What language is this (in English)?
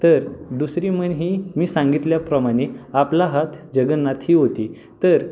Marathi